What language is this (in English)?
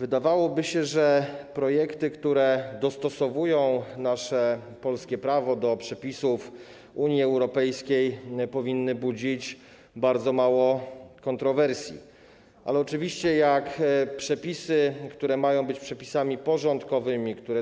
Polish